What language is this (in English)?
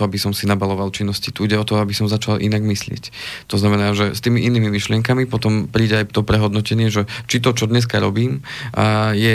Slovak